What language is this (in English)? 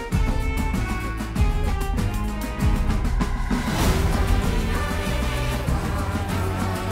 Portuguese